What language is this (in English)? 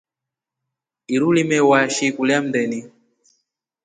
Rombo